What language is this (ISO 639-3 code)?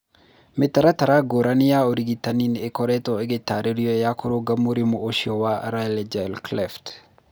kik